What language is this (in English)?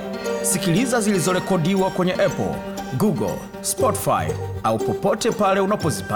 Swahili